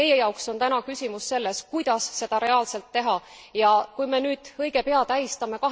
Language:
Estonian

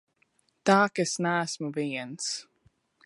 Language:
Latvian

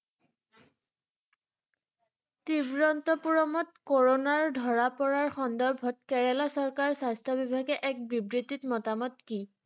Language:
Assamese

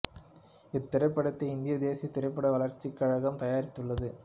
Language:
Tamil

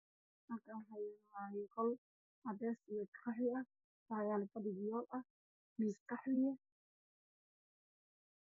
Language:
Somali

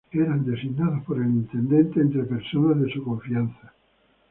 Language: Spanish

